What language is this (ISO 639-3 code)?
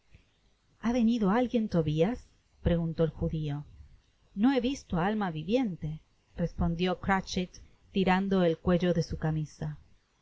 spa